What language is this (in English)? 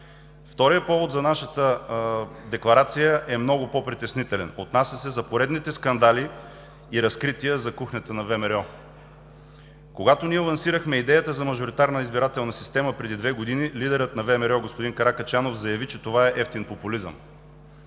Bulgarian